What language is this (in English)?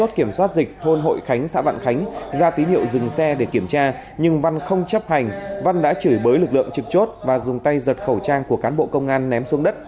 Vietnamese